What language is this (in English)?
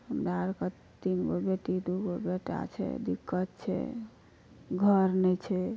Maithili